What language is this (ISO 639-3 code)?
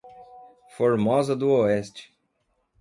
por